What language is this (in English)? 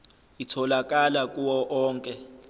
Zulu